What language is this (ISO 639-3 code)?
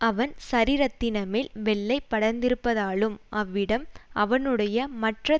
tam